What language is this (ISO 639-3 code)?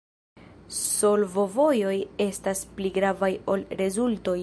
epo